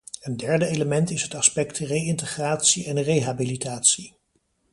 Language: Dutch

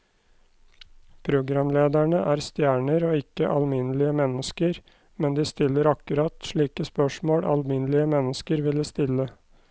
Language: Norwegian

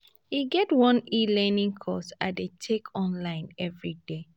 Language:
Nigerian Pidgin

